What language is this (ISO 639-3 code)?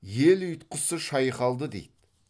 kaz